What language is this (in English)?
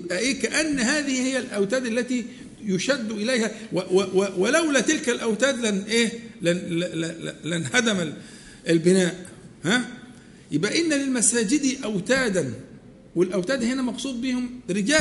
Arabic